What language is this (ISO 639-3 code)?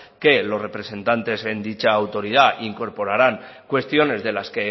spa